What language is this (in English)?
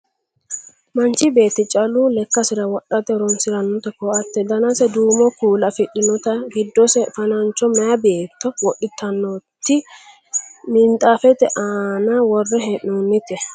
Sidamo